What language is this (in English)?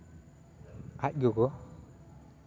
Santali